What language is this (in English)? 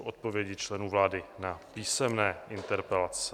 Czech